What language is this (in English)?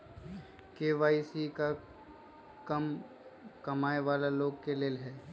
Magahi